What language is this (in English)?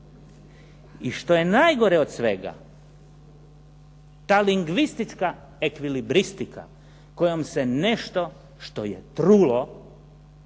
Croatian